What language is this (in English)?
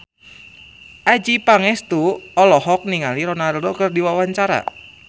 Sundanese